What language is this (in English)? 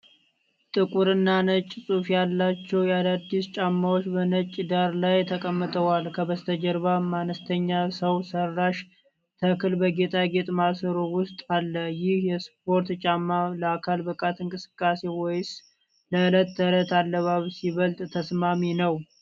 Amharic